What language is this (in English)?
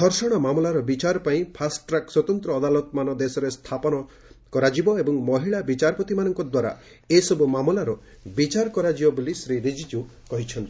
Odia